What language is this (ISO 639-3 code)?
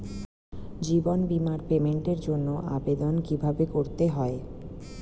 ben